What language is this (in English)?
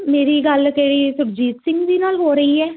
Punjabi